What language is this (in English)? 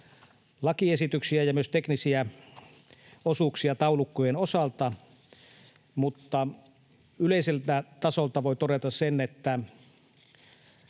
Finnish